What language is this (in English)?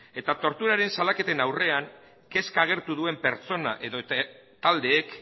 Basque